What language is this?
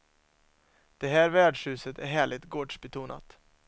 Swedish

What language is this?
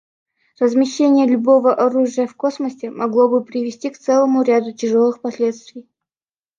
Russian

